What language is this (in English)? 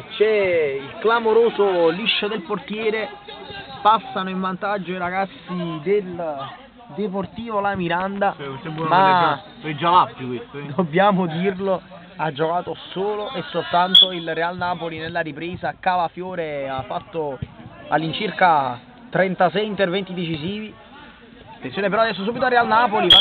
Italian